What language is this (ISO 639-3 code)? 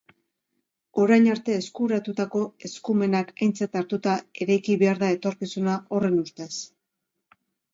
eus